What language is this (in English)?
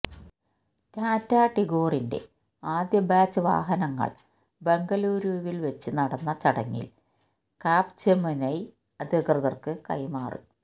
Malayalam